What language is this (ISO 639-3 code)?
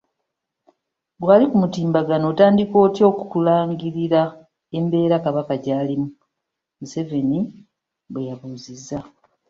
lug